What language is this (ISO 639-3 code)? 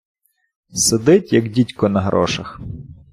ukr